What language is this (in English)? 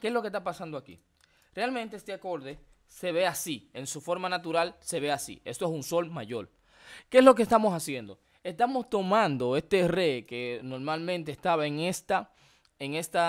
Spanish